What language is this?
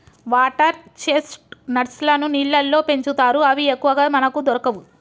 Telugu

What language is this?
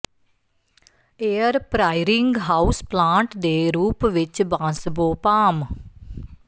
Punjabi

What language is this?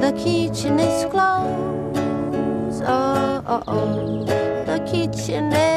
Portuguese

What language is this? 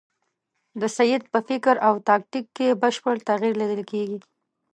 Pashto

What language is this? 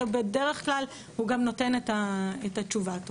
Hebrew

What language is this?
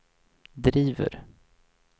Swedish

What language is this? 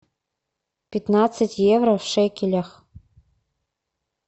Russian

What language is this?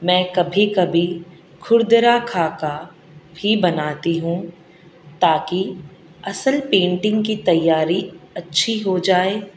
Urdu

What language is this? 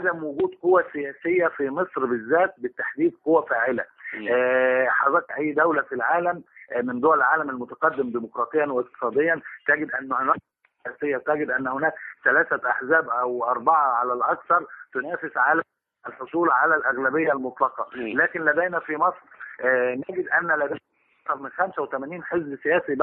Arabic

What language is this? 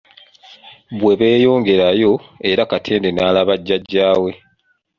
Ganda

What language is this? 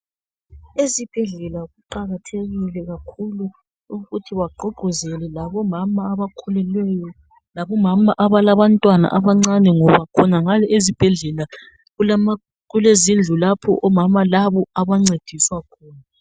North Ndebele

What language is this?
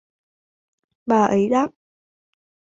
Vietnamese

